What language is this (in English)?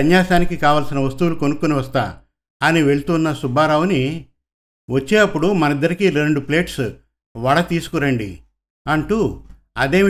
Telugu